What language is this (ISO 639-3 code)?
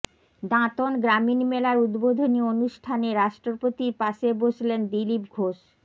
ben